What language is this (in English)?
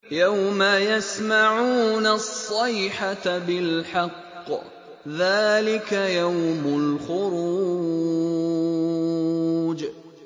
Arabic